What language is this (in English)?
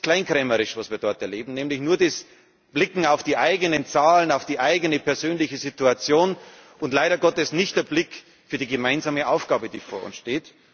German